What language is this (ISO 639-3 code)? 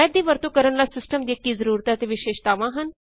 pan